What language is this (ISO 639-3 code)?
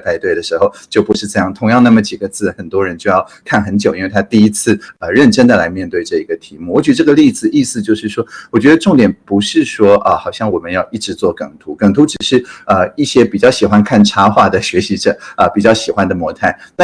zho